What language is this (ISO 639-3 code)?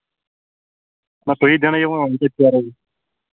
kas